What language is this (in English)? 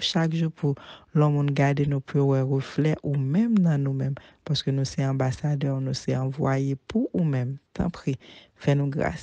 French